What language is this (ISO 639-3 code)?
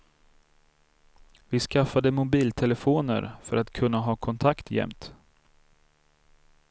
swe